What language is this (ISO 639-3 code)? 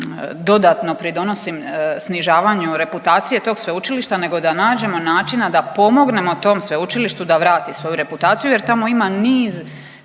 hrv